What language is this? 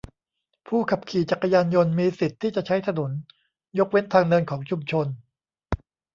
Thai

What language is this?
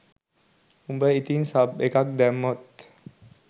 Sinhala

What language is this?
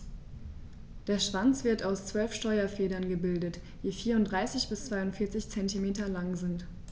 German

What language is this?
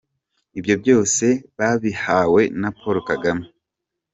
Kinyarwanda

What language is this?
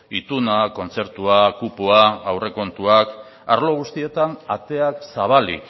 Basque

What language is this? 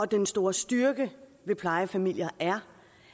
Danish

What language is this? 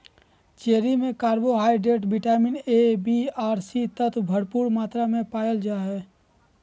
Magahi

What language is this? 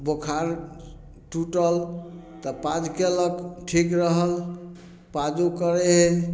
Maithili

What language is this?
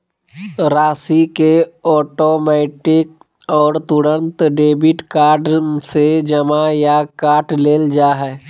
Magahi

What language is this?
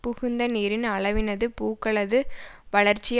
Tamil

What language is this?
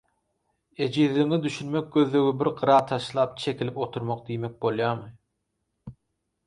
Turkmen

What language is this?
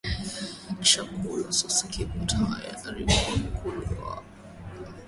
Swahili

